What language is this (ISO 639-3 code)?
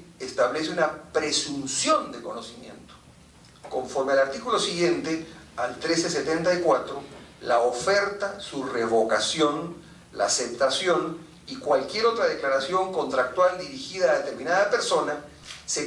spa